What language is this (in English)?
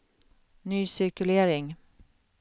Swedish